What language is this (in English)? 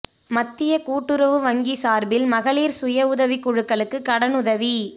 Tamil